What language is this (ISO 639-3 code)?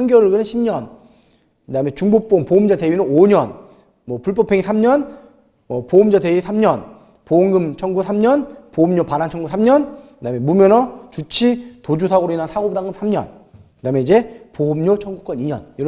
kor